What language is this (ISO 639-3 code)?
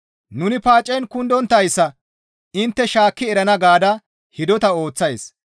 gmv